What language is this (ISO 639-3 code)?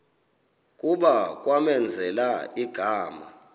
xho